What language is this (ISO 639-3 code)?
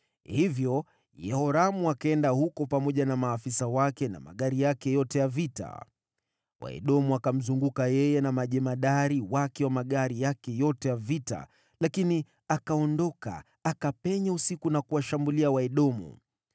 swa